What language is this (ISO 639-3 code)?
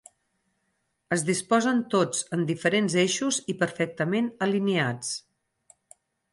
cat